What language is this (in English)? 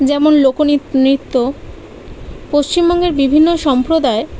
Bangla